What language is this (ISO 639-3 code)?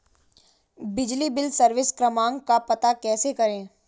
hin